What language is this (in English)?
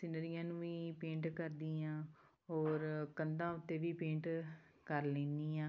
Punjabi